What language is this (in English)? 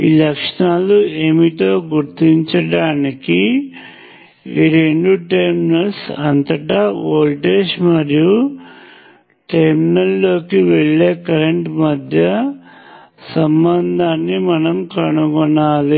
Telugu